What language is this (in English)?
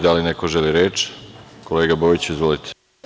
Serbian